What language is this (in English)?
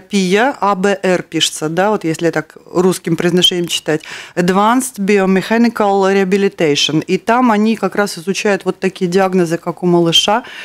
Russian